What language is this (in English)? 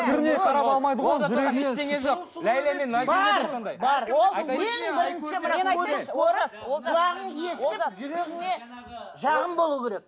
Kazakh